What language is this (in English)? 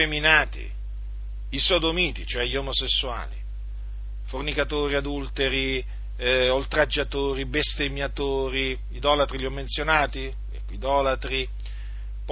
Italian